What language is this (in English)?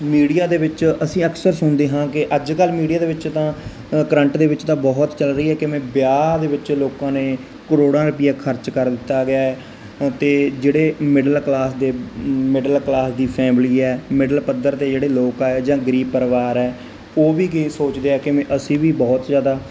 Punjabi